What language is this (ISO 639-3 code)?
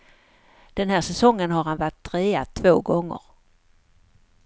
swe